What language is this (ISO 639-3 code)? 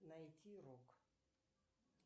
rus